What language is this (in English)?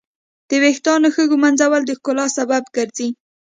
Pashto